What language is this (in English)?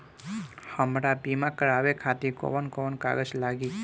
Bhojpuri